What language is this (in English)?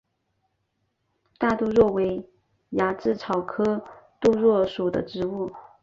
Chinese